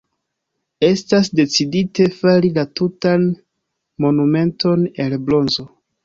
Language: Esperanto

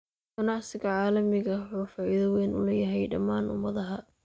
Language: Somali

